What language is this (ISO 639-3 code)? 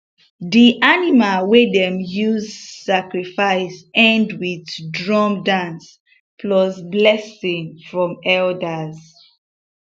pcm